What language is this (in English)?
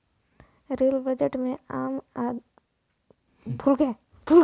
Bhojpuri